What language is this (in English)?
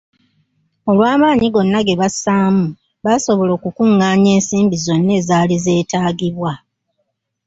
Ganda